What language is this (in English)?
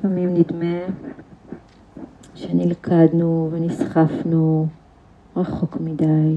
Hebrew